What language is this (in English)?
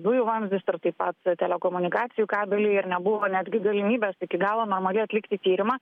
Lithuanian